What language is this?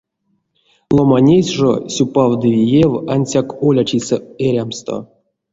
Erzya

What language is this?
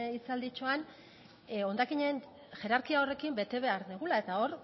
Basque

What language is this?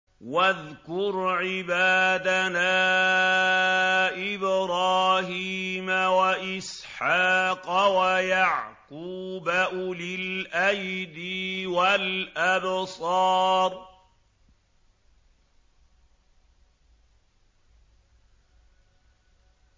Arabic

